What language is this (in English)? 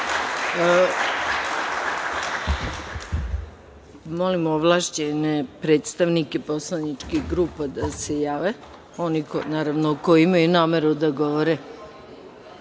Serbian